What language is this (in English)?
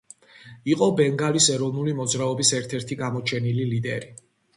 Georgian